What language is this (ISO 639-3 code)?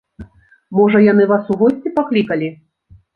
bel